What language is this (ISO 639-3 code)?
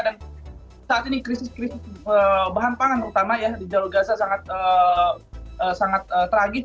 ind